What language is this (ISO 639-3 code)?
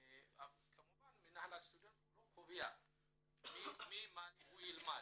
heb